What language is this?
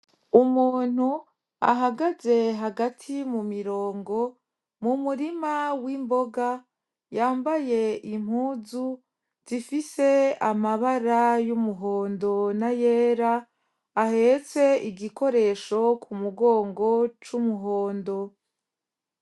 Rundi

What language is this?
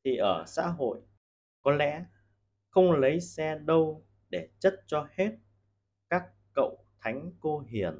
Vietnamese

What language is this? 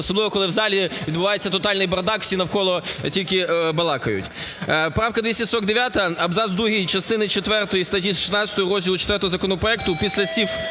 Ukrainian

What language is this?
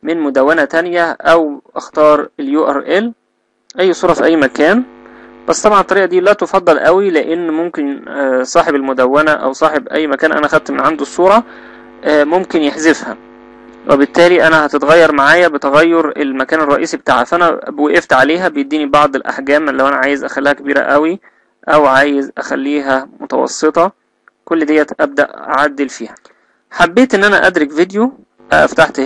Arabic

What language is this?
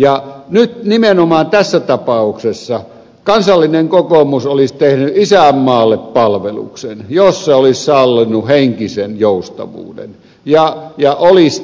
Finnish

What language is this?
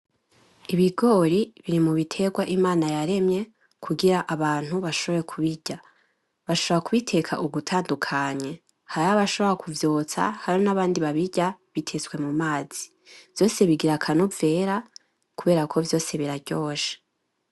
Rundi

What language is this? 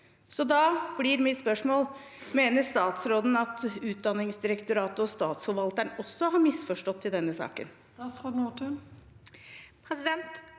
Norwegian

